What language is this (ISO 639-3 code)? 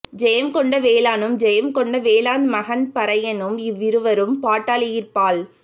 tam